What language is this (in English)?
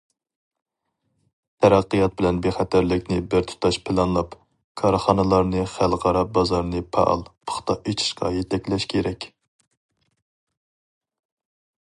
Uyghur